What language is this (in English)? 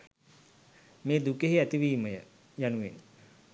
Sinhala